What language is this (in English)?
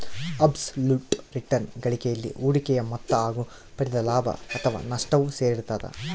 Kannada